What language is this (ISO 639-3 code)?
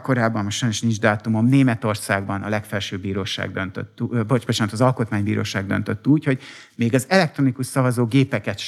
hun